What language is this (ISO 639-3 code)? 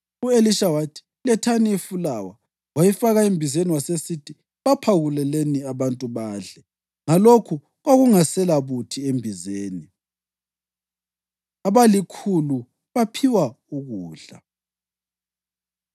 nde